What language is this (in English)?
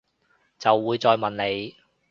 Cantonese